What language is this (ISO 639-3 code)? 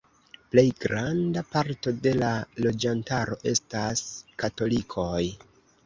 epo